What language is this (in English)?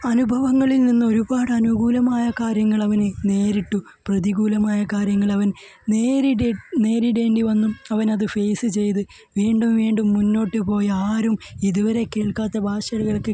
Malayalam